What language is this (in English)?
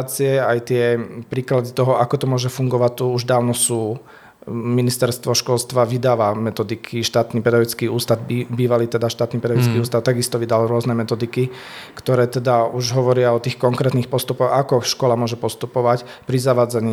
Slovak